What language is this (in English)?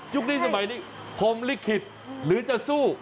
Thai